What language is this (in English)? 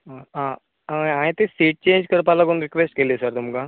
Konkani